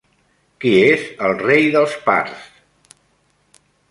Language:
Catalan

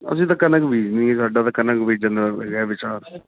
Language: Punjabi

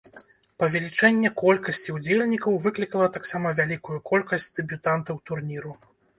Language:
Belarusian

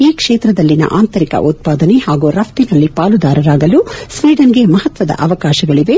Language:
Kannada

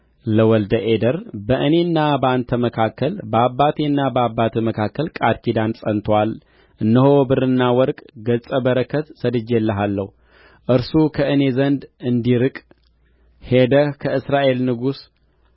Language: Amharic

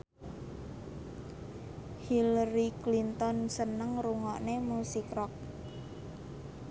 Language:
Javanese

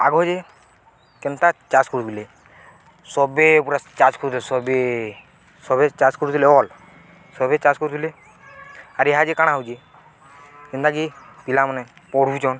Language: Odia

